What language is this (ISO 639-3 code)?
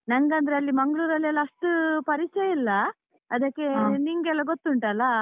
kan